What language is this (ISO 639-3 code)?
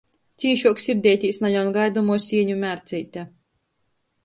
ltg